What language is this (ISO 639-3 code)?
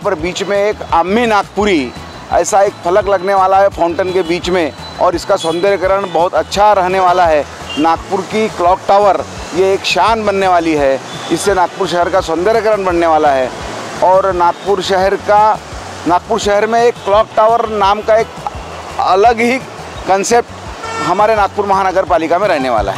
hin